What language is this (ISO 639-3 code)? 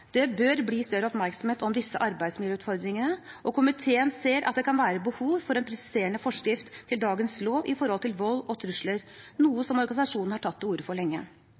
nob